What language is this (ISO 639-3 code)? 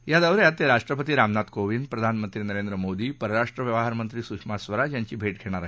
mar